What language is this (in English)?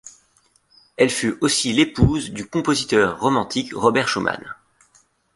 French